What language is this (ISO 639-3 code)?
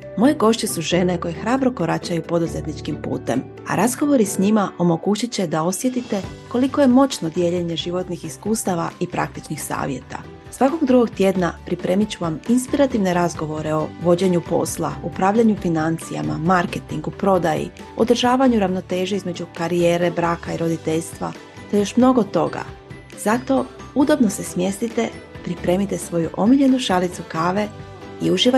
hrv